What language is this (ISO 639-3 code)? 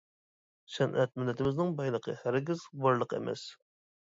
uig